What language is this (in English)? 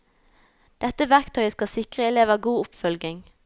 Norwegian